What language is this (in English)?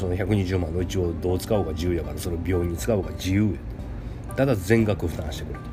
Japanese